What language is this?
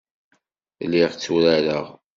Kabyle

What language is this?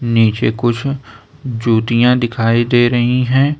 Hindi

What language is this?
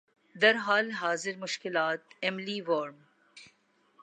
Urdu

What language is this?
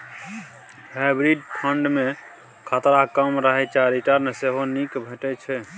Maithili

